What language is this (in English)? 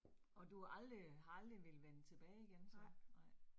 Danish